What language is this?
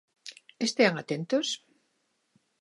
Galician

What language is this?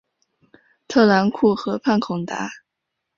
Chinese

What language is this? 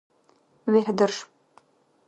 Dargwa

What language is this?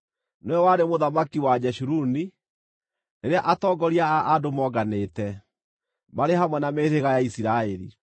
Kikuyu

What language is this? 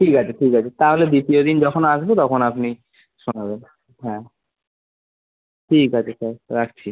Bangla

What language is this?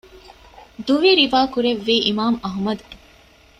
Divehi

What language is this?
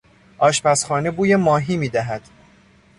Persian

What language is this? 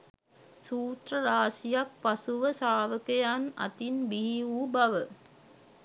Sinhala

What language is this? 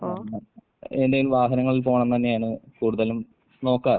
Malayalam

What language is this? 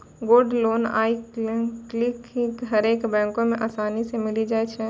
Maithili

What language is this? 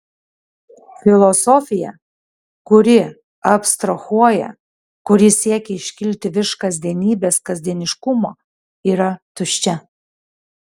Lithuanian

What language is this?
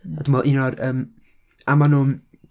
Welsh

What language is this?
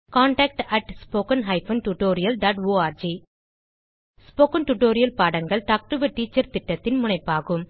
Tamil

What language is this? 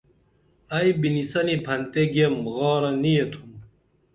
Dameli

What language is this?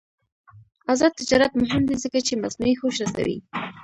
Pashto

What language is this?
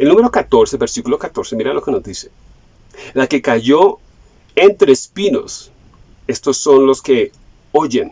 Spanish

